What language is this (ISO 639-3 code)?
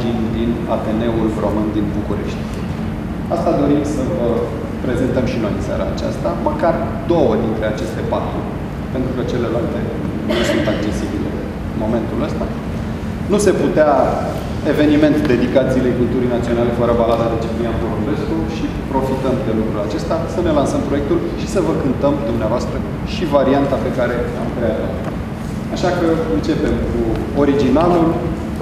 ron